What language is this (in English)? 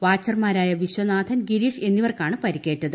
Malayalam